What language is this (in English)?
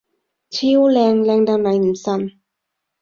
Cantonese